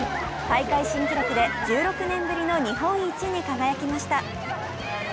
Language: Japanese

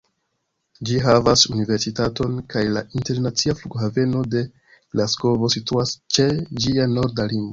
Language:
Esperanto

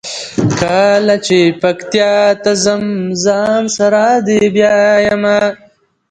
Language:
Pashto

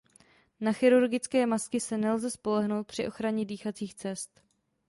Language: Czech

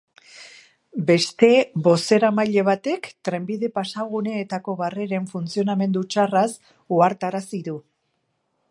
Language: Basque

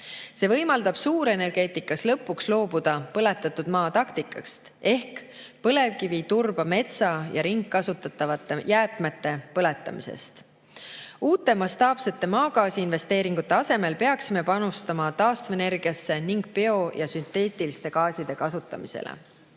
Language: Estonian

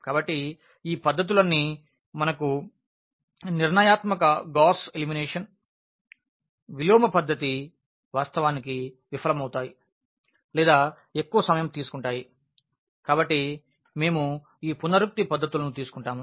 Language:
Telugu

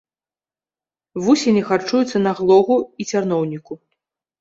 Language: Belarusian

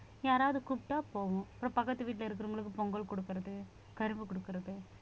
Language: Tamil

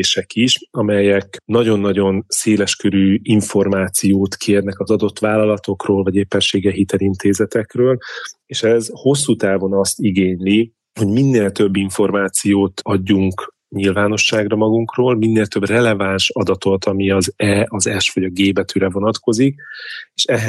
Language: Hungarian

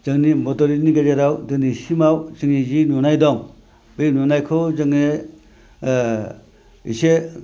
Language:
Bodo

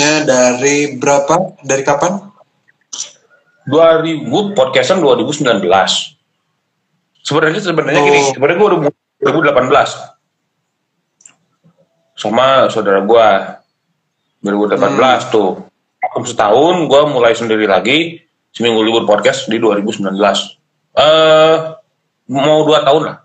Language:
Indonesian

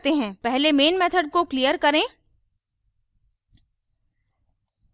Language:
Hindi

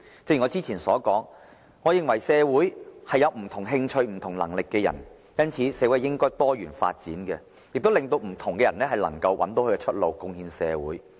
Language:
Cantonese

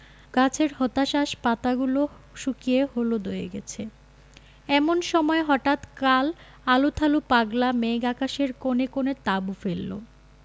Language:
Bangla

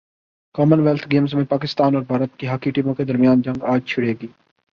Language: Urdu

